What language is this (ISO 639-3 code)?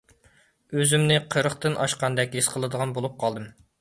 uig